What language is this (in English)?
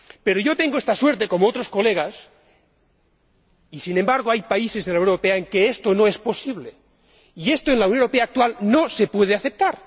Spanish